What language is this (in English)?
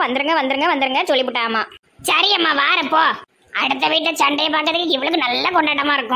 Thai